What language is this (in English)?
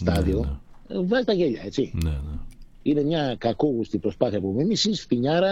Greek